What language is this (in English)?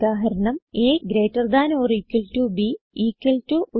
Malayalam